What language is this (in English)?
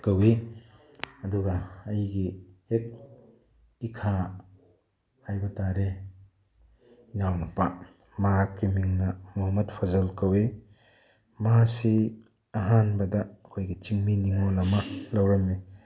Manipuri